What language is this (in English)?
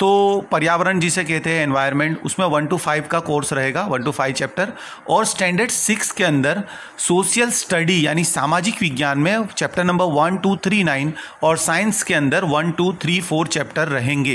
Hindi